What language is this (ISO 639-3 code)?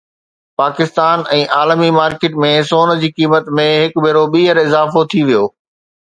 snd